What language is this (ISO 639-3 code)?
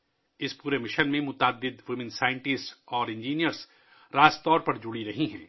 urd